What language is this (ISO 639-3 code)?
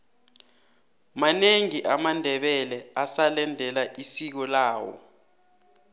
nbl